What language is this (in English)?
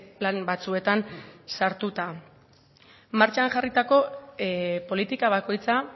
Basque